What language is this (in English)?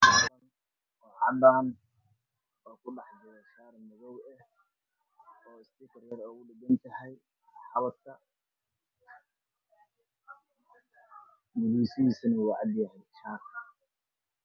Somali